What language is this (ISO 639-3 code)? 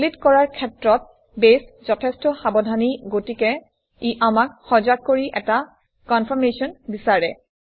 asm